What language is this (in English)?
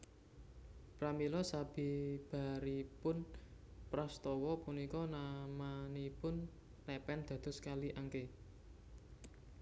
Javanese